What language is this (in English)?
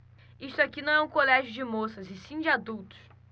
Portuguese